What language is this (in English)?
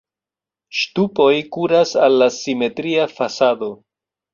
Esperanto